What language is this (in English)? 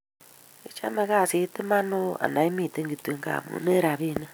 Kalenjin